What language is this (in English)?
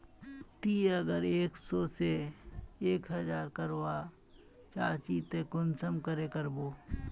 Magahi